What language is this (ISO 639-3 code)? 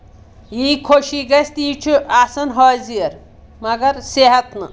kas